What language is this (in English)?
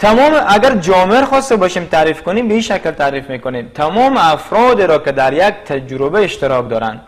Persian